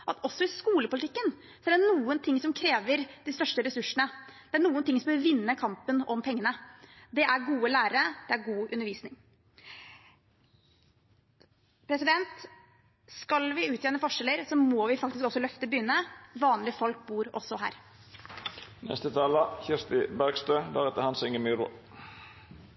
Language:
Norwegian Bokmål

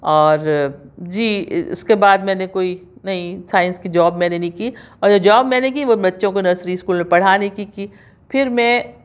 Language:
Urdu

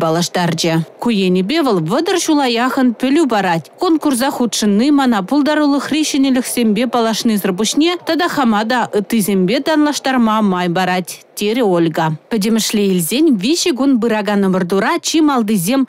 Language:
Russian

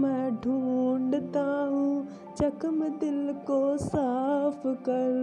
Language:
Hindi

